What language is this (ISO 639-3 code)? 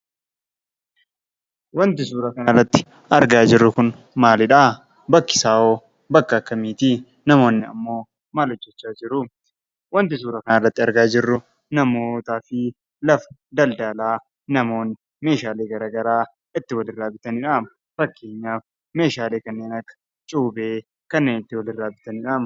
orm